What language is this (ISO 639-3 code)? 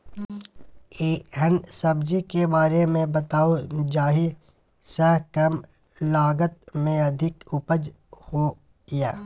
mai